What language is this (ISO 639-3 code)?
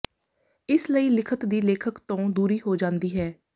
pan